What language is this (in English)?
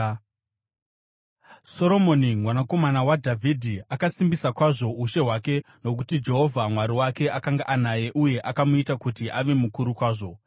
Shona